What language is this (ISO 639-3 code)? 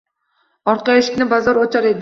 uzb